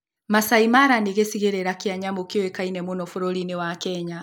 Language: Kikuyu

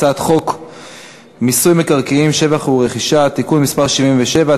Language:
Hebrew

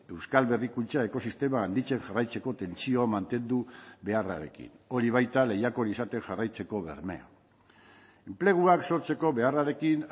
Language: Basque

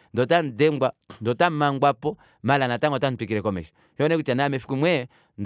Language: Kuanyama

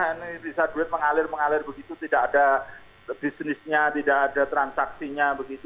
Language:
Indonesian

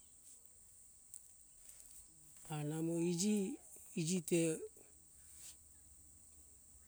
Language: Hunjara-Kaina Ke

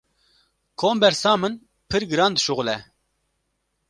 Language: Kurdish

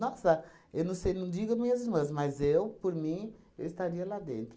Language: Portuguese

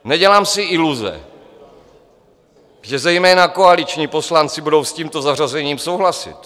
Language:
Czech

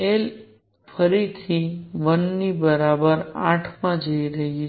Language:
Gujarati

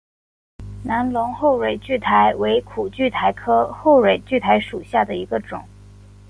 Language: Chinese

